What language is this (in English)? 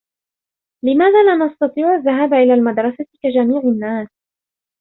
Arabic